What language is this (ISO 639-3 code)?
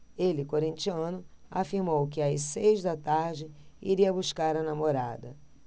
por